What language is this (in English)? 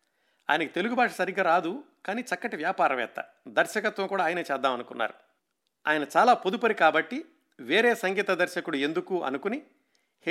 Telugu